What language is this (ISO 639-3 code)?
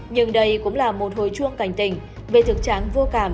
vie